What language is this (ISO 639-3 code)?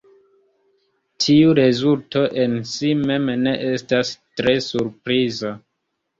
epo